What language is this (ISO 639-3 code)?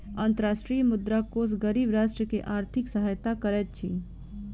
mai